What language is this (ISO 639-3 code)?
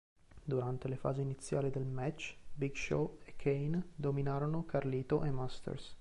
ita